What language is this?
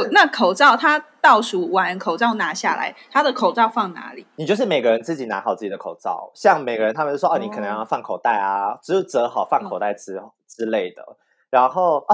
Chinese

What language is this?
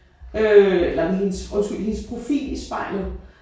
Danish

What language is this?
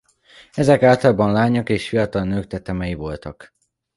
Hungarian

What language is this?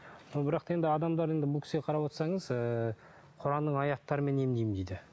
Kazakh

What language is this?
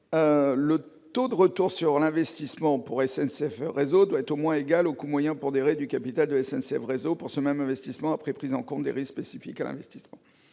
French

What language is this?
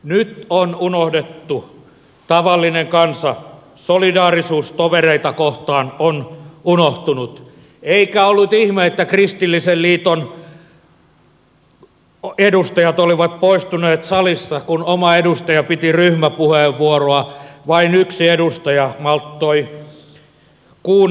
Finnish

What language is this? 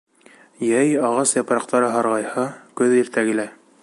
Bashkir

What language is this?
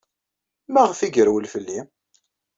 Kabyle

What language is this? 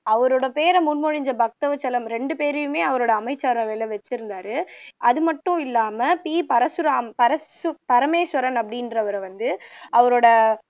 Tamil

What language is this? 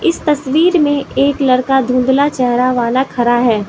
Hindi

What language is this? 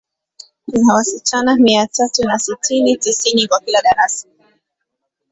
Swahili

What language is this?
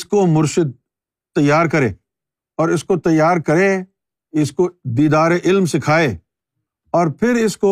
Urdu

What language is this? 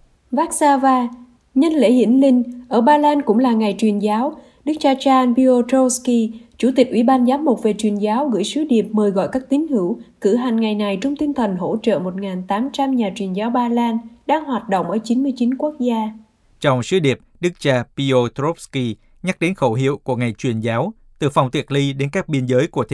Vietnamese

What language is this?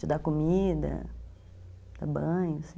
Portuguese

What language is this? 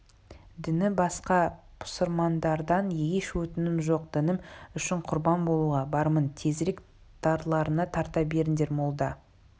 Kazakh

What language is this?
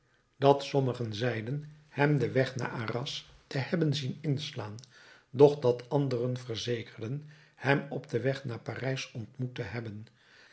Dutch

